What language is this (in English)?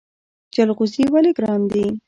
Pashto